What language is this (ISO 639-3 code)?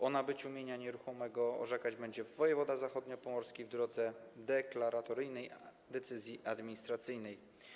pol